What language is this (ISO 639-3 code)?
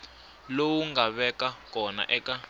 tso